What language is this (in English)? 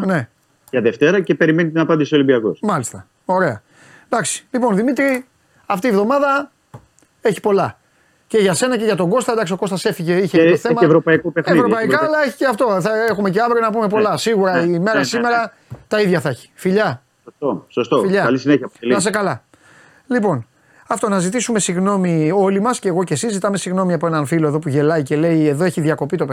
Greek